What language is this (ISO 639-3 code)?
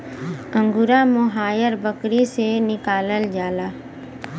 bho